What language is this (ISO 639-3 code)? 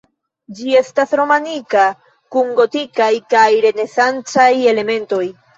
epo